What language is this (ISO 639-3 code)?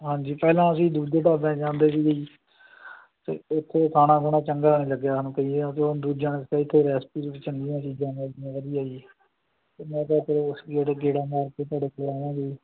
pan